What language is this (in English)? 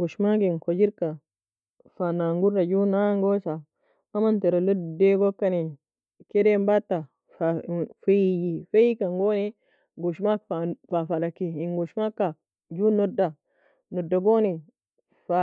Nobiin